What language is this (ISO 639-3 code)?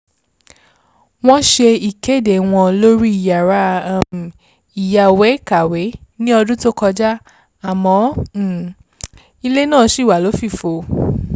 yor